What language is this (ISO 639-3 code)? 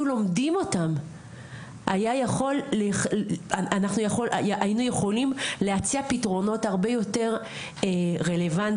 heb